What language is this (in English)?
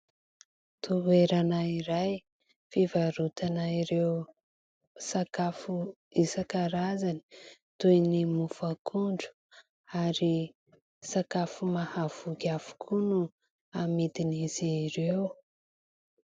Malagasy